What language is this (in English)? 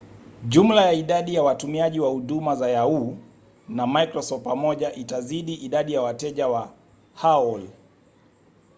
Swahili